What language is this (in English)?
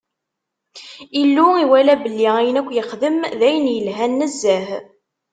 Kabyle